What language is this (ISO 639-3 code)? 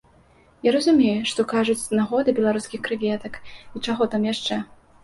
bel